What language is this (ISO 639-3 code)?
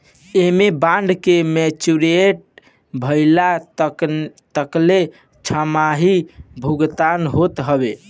bho